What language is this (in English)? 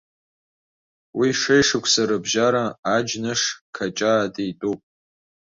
Abkhazian